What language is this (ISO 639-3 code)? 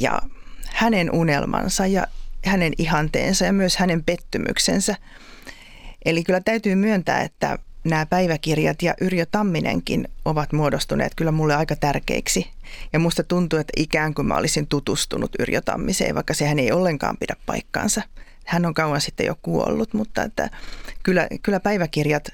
fin